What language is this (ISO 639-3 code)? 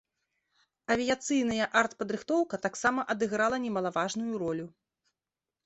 bel